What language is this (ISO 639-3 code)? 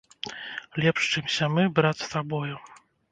bel